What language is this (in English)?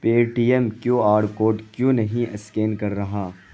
Urdu